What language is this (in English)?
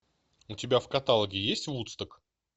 Russian